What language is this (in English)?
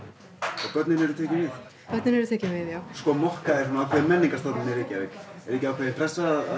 Icelandic